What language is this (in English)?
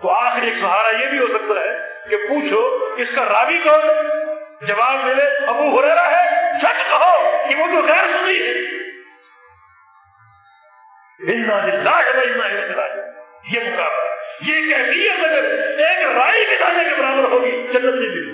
Urdu